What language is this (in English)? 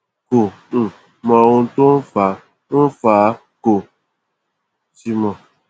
Yoruba